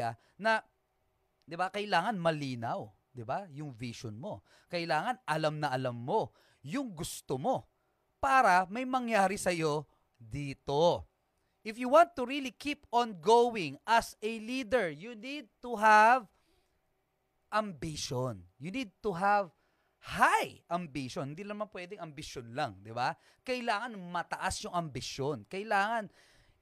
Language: Filipino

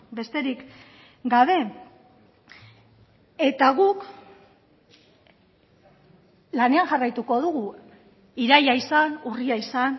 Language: Basque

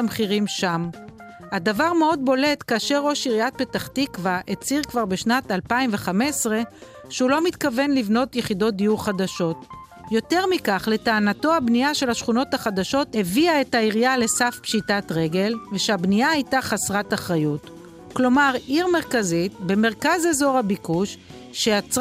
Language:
Hebrew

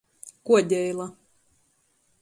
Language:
Latgalian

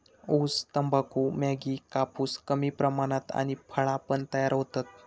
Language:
Marathi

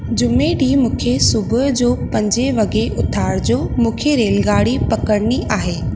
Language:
Sindhi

